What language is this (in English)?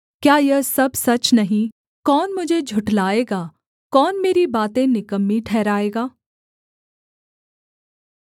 Hindi